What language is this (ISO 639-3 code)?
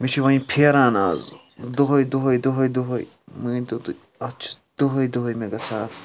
kas